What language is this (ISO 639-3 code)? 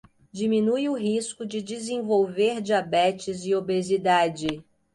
por